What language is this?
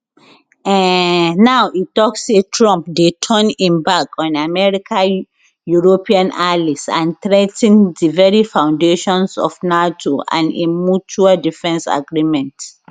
Nigerian Pidgin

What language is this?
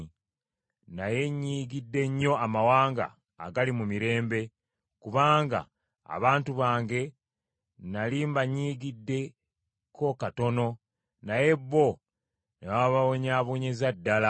Ganda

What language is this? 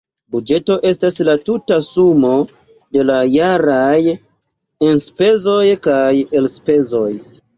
Esperanto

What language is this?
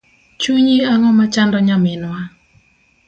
Luo (Kenya and Tanzania)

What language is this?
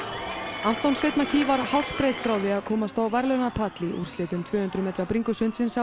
Icelandic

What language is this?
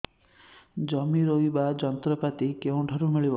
Odia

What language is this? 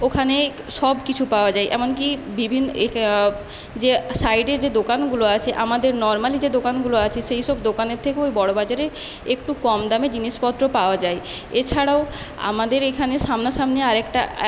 Bangla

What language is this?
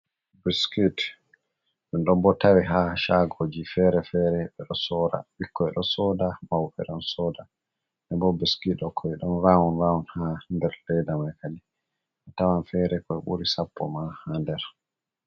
Fula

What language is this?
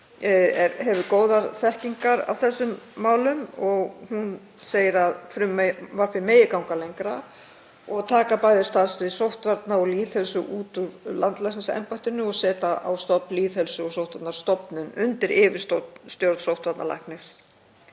Icelandic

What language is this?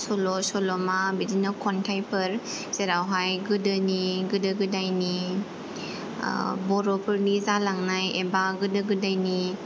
Bodo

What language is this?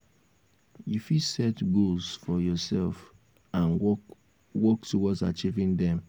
Nigerian Pidgin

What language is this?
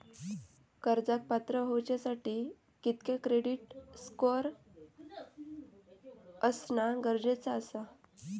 Marathi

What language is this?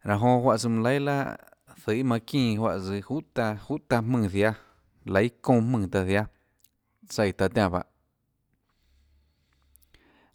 Tlacoatzintepec Chinantec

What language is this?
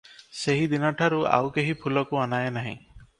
Odia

